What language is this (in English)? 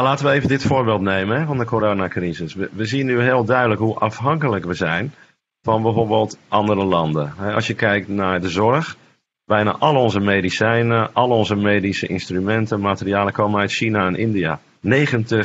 Dutch